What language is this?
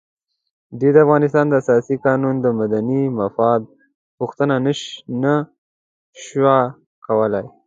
Pashto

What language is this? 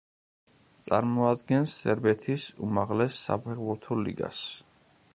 Georgian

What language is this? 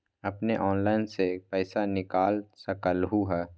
Magahi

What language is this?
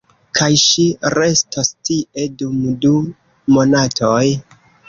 Esperanto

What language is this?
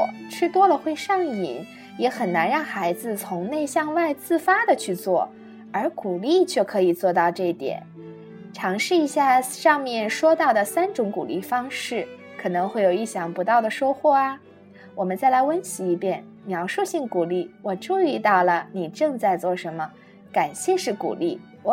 Chinese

